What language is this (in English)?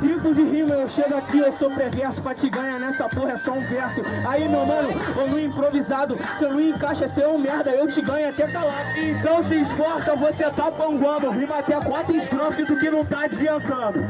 Portuguese